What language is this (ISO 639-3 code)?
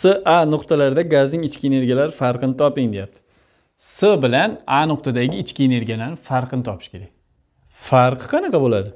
tur